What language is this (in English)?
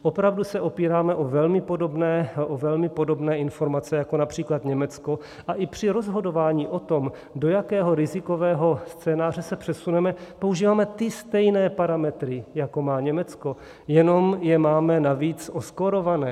Czech